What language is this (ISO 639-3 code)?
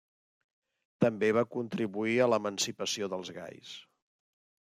cat